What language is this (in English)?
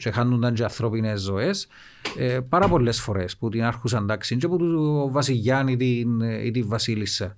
Greek